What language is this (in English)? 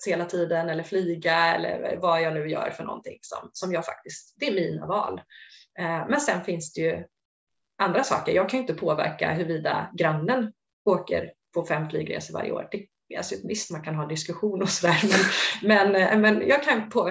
Swedish